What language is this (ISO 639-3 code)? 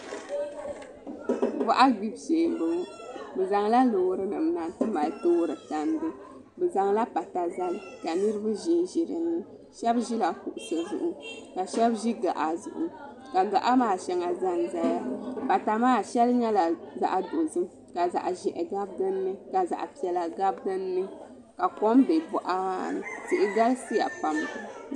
dag